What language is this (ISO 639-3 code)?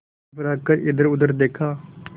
hin